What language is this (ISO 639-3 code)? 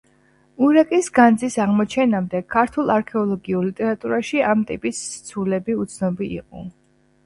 kat